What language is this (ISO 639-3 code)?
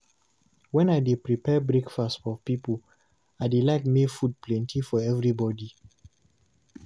pcm